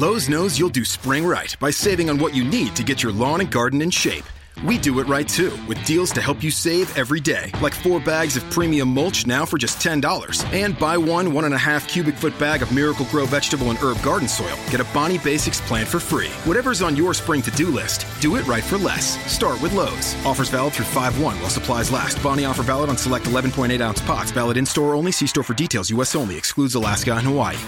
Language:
Italian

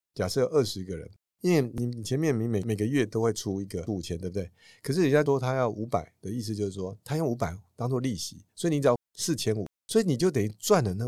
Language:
Chinese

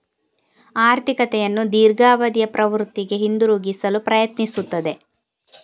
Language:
Kannada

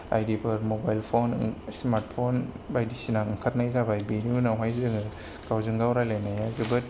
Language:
Bodo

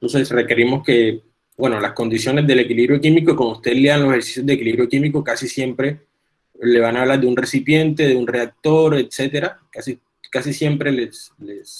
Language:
Spanish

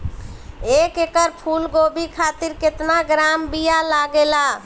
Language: Bhojpuri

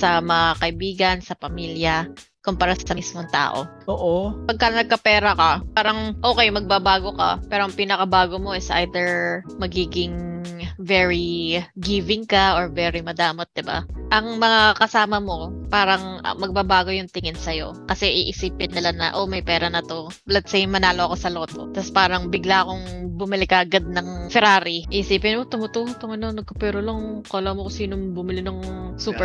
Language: Filipino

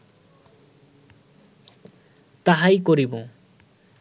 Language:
Bangla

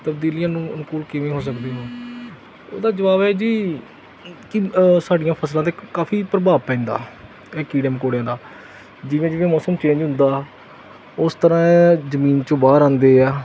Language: Punjabi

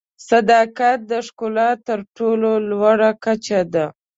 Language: Pashto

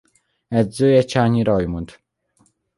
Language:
Hungarian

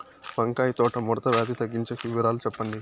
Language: Telugu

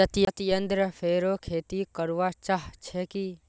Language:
Magahi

